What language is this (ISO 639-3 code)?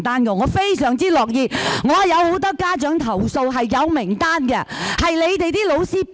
yue